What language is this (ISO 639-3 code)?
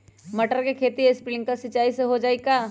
mag